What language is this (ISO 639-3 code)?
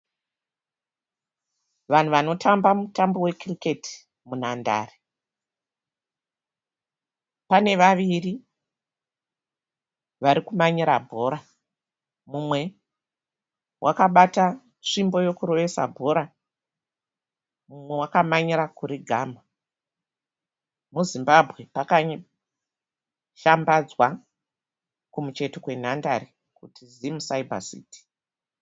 sna